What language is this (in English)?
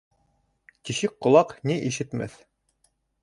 Bashkir